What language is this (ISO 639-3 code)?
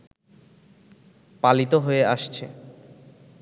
ben